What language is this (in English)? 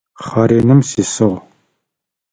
Adyghe